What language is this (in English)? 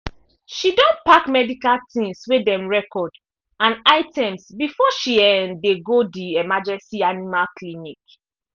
Nigerian Pidgin